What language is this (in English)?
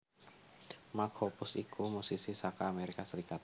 Javanese